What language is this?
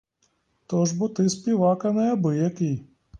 Ukrainian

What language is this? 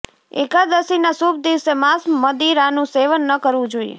Gujarati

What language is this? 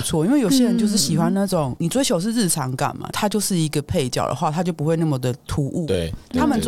Chinese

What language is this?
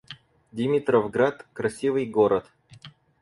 Russian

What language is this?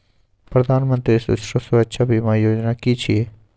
Maithili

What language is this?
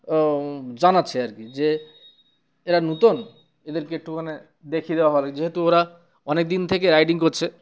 Bangla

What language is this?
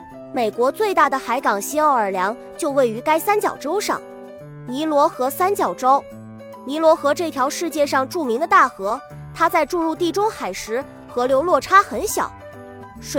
Chinese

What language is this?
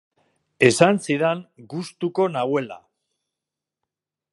Basque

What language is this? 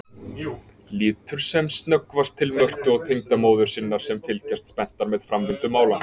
Icelandic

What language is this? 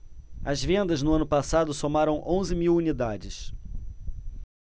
Portuguese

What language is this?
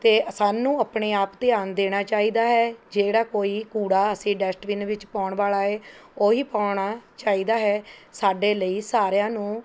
Punjabi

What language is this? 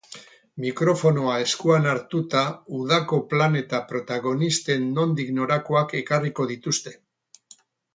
Basque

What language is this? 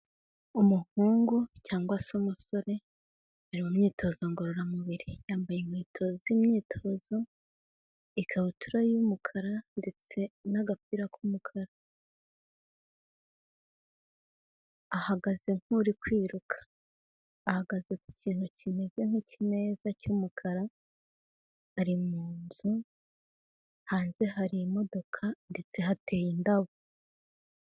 Kinyarwanda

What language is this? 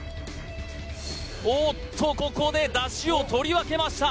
Japanese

